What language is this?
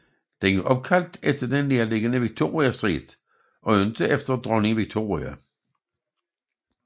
Danish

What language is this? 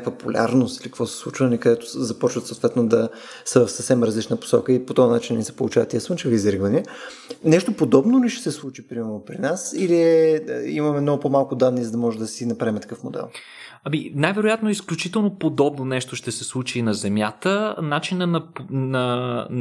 Bulgarian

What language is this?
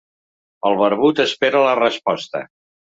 Catalan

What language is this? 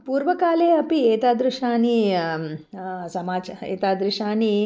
Sanskrit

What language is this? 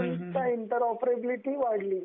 Marathi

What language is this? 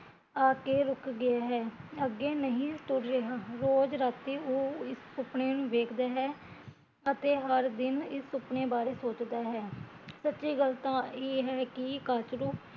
Punjabi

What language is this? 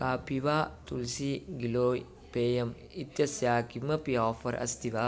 Sanskrit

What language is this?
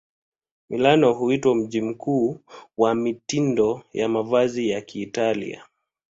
Swahili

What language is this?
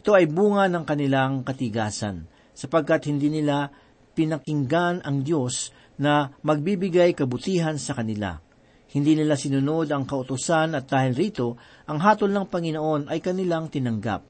Filipino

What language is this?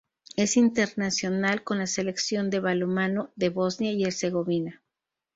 Spanish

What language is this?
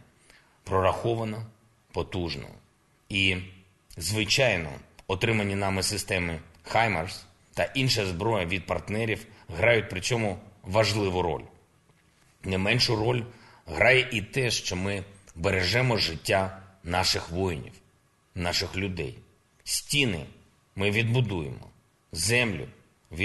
Ukrainian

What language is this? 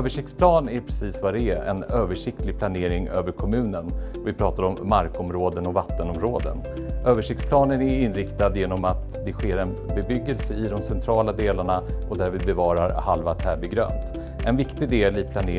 Swedish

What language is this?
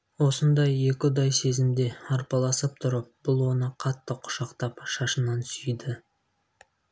Kazakh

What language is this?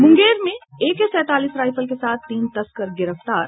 Hindi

